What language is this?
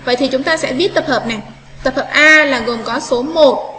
Vietnamese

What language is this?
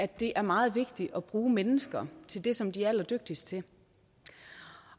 Danish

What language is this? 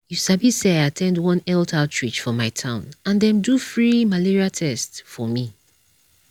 Nigerian Pidgin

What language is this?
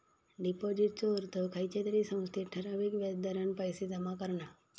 Marathi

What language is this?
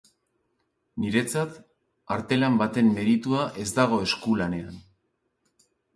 Basque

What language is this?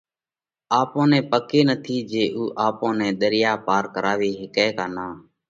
Parkari Koli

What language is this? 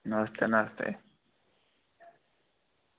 Dogri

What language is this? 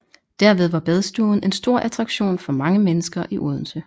Danish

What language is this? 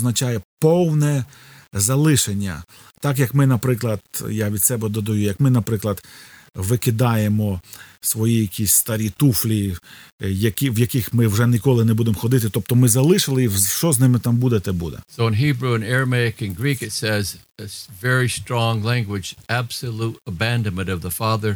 Ukrainian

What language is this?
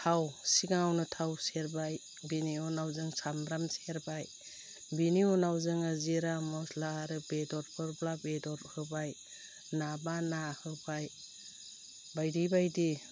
Bodo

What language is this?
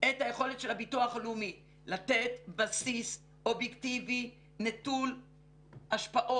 Hebrew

